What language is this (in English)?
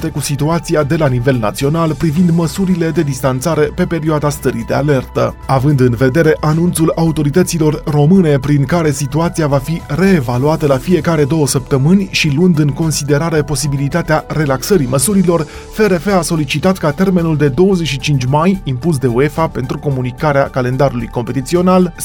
Romanian